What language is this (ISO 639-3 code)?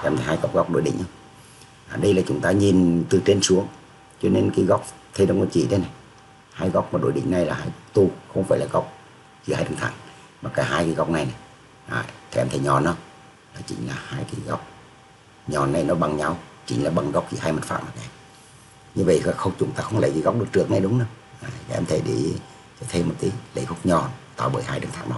vie